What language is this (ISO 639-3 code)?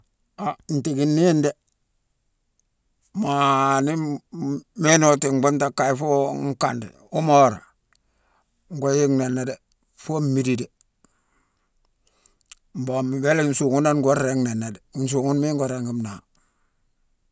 msw